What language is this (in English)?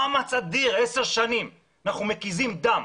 Hebrew